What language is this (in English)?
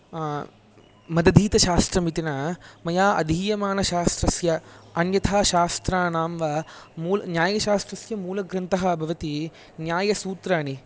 Sanskrit